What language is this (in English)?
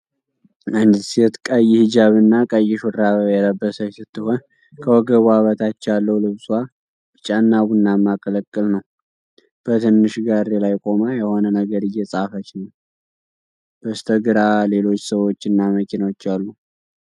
Amharic